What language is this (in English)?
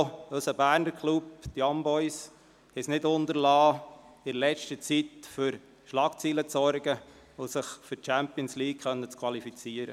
Swiss German